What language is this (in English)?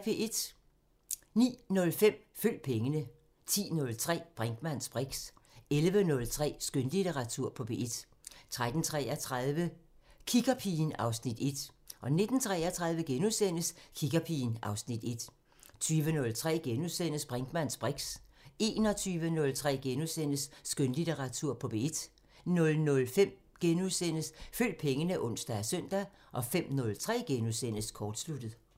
Danish